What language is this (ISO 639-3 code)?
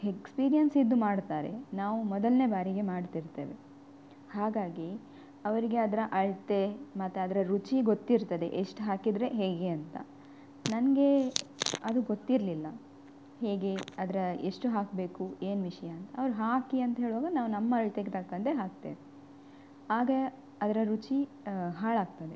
kan